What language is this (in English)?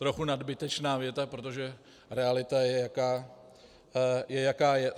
Czech